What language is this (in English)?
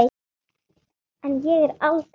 Icelandic